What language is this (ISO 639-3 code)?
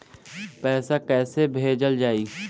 bho